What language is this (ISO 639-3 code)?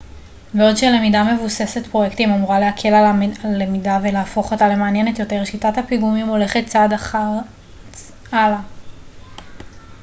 heb